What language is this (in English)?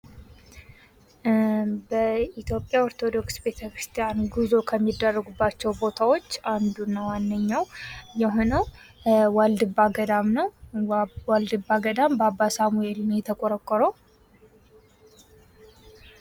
Amharic